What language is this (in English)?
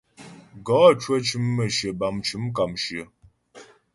Ghomala